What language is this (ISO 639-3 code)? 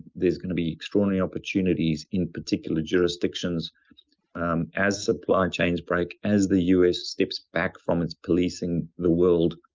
eng